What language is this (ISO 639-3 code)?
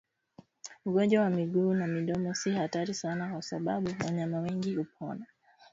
swa